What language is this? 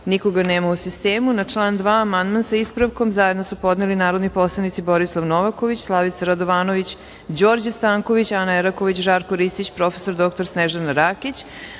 Serbian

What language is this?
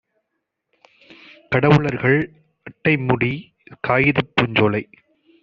Tamil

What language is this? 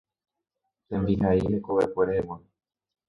Guarani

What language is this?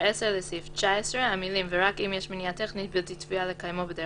Hebrew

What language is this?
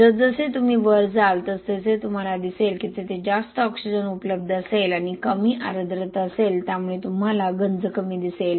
Marathi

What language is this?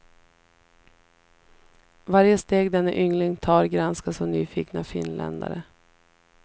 Swedish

